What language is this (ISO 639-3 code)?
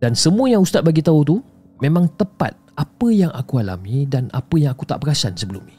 msa